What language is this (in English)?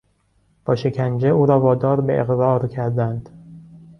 Persian